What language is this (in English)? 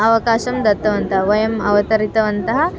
Sanskrit